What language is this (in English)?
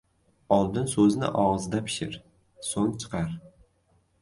Uzbek